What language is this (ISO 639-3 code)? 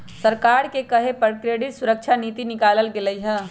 mag